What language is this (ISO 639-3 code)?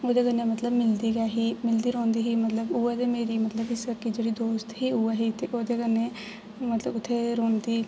doi